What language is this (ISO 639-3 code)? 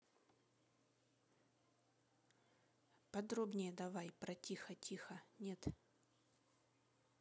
rus